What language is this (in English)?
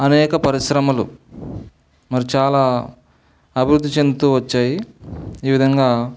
Telugu